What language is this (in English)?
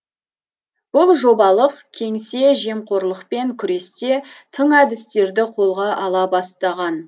Kazakh